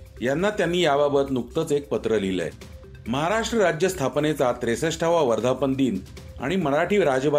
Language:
Marathi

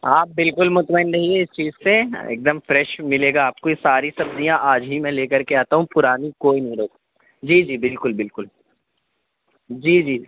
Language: Urdu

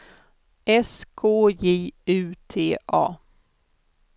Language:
Swedish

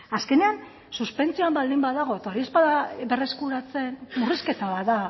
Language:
Basque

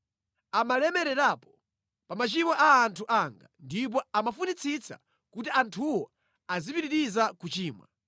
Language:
Nyanja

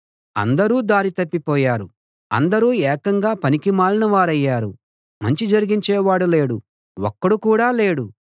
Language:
Telugu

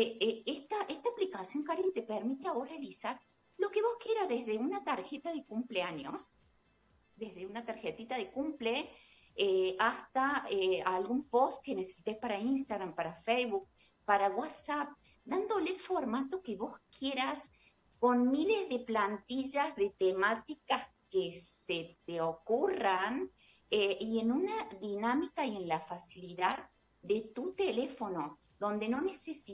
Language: Spanish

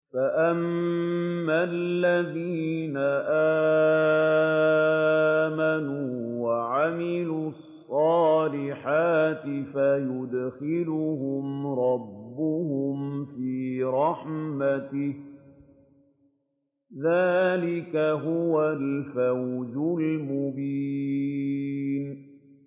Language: Arabic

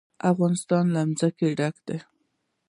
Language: Pashto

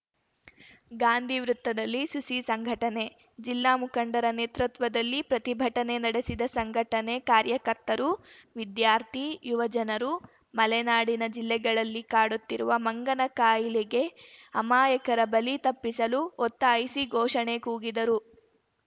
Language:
Kannada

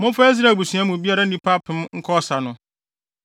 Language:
Akan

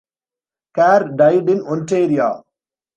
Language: English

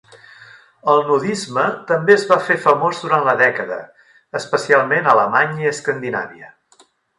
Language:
Catalan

